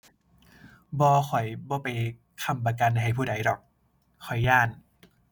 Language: Thai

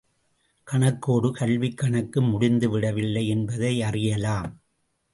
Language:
Tamil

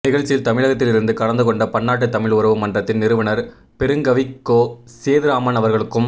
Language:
Tamil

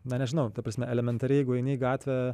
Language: Lithuanian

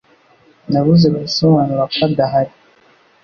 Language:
Kinyarwanda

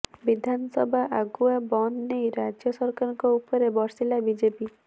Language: Odia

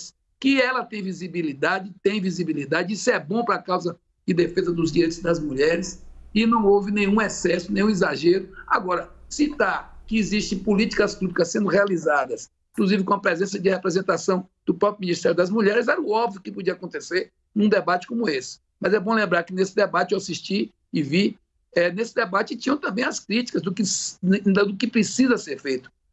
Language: Portuguese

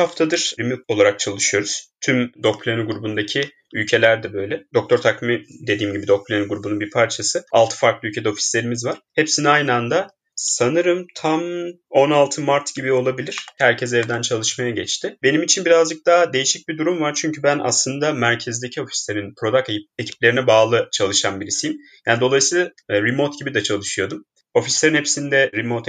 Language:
Turkish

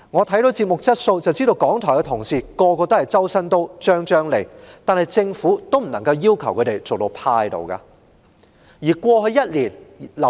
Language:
Cantonese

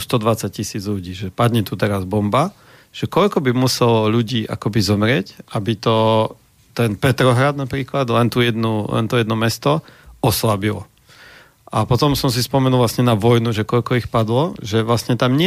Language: Slovak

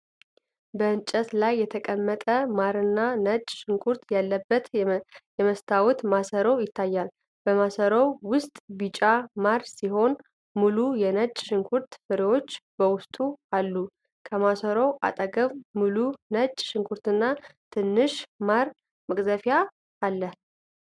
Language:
Amharic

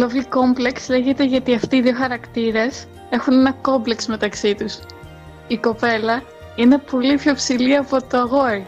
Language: Greek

